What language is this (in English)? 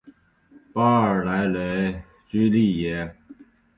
Chinese